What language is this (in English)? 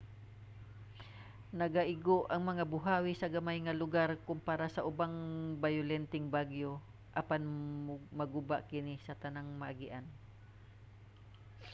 Cebuano